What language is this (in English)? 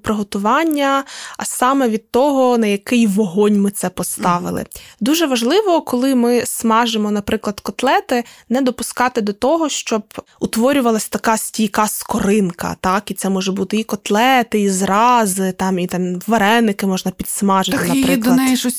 Ukrainian